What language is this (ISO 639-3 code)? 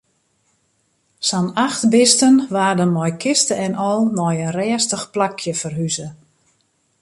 fry